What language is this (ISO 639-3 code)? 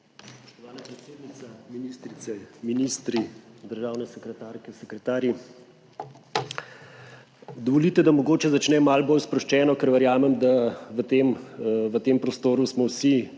slv